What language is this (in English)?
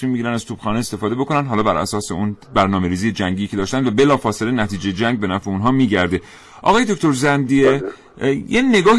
Persian